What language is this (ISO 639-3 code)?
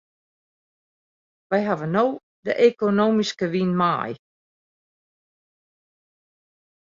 fry